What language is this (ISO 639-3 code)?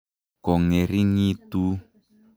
kln